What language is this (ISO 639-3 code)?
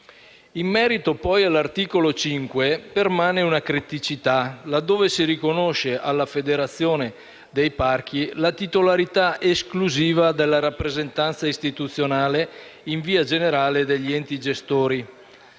ita